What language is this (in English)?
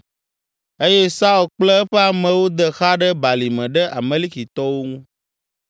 Ewe